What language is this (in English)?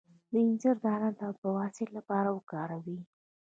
Pashto